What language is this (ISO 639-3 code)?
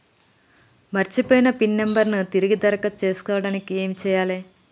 tel